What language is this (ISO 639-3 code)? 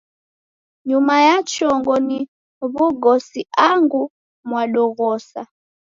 dav